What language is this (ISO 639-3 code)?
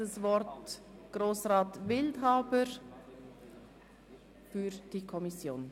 gsw